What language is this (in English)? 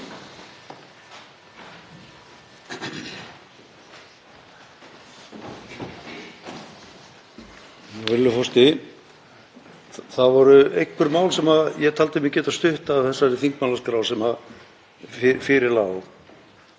Icelandic